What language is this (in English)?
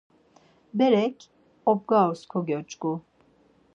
Laz